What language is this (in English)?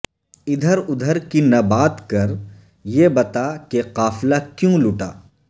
Urdu